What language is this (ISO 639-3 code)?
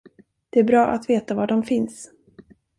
swe